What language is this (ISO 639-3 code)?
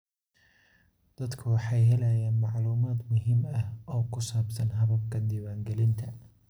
som